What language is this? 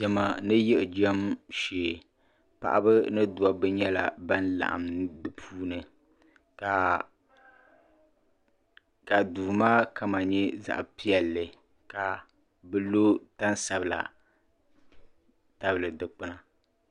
Dagbani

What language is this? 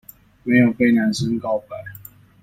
Chinese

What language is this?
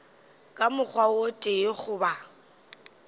Northern Sotho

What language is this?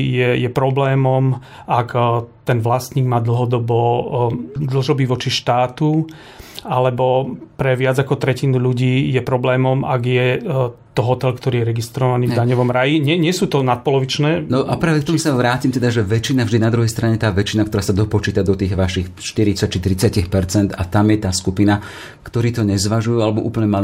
Slovak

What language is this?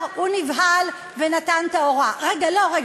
Hebrew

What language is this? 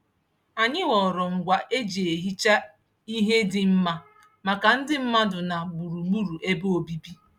Igbo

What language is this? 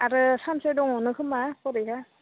Bodo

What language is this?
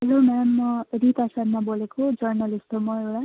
Nepali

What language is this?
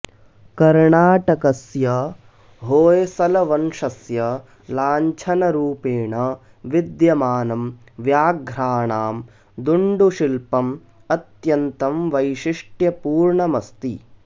Sanskrit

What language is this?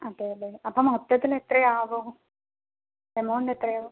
Malayalam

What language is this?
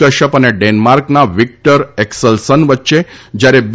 Gujarati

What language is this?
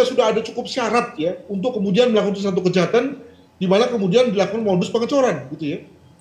Indonesian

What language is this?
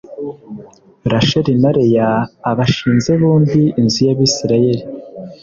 Kinyarwanda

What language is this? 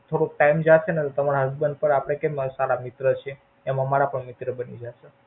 Gujarati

